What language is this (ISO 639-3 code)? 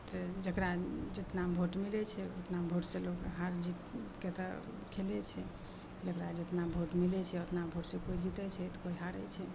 mai